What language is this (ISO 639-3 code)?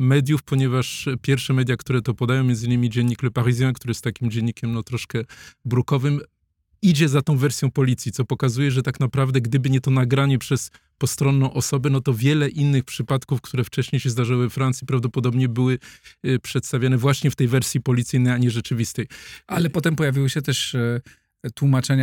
pol